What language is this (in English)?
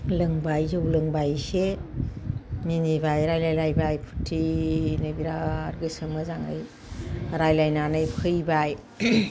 Bodo